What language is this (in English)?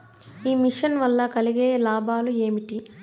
Telugu